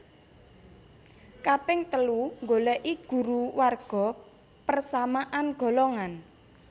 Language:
Javanese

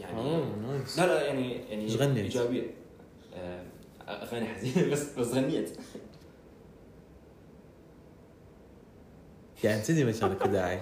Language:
Arabic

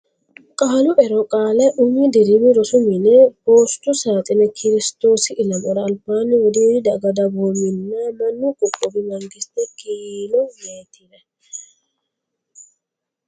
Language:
Sidamo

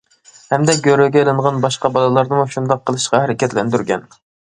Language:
Uyghur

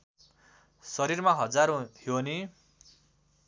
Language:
Nepali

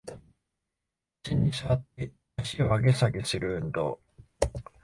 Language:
Japanese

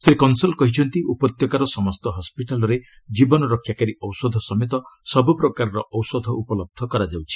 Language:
Odia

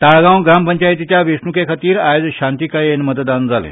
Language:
Konkani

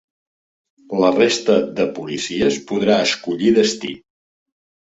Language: Catalan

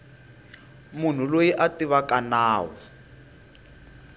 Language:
Tsonga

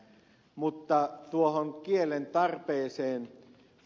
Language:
Finnish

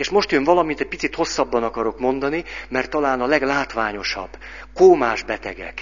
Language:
Hungarian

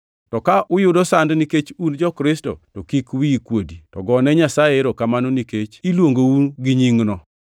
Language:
Luo (Kenya and Tanzania)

